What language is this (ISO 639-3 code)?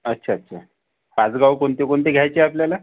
mar